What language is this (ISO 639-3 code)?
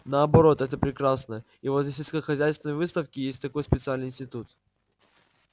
rus